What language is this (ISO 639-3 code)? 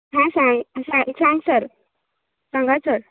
kok